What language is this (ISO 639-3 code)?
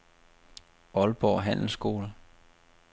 dan